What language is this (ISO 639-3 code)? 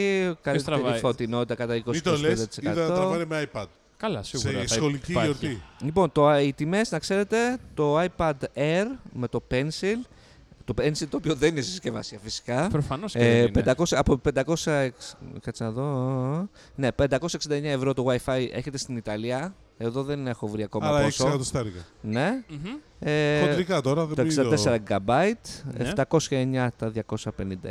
ell